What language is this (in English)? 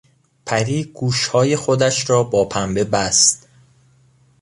Persian